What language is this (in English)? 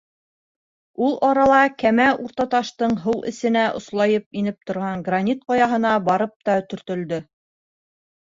Bashkir